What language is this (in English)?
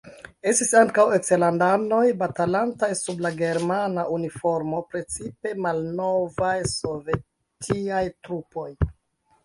Esperanto